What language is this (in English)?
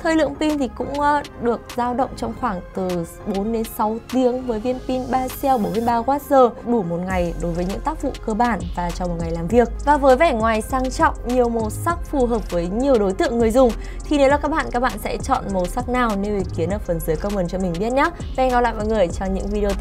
Vietnamese